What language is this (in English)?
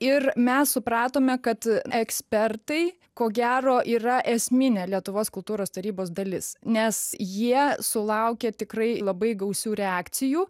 Lithuanian